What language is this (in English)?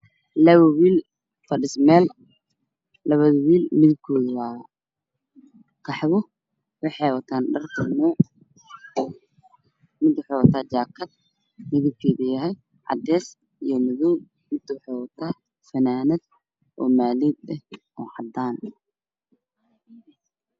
Somali